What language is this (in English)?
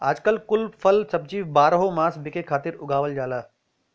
Bhojpuri